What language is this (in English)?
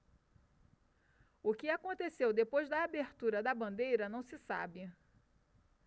Portuguese